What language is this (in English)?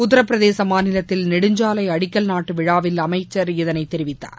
Tamil